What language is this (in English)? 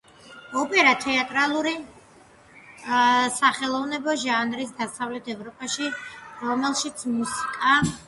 Georgian